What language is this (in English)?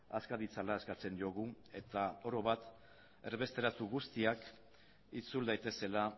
Basque